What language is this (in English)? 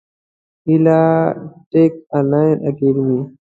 Pashto